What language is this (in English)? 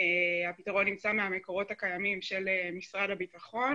Hebrew